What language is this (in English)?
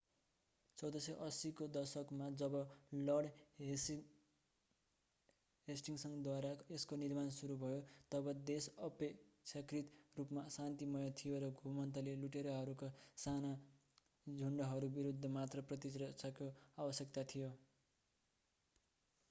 Nepali